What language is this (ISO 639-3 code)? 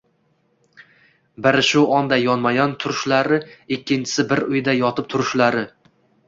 uzb